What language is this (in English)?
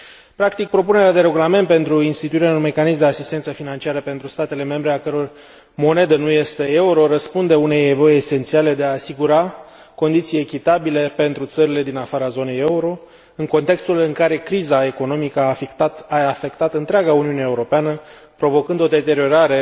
Romanian